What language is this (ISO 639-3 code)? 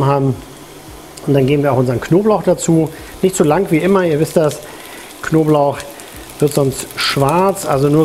deu